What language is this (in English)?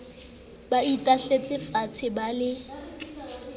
Southern Sotho